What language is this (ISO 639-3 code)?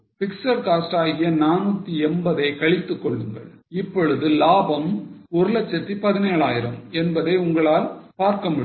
tam